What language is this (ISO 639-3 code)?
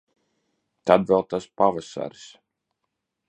lav